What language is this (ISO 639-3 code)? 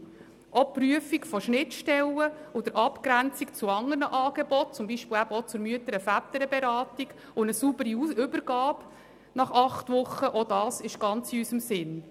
gsw